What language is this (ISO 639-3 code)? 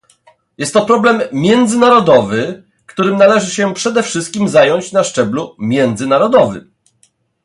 pol